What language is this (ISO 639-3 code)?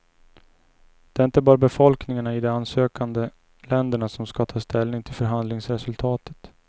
swe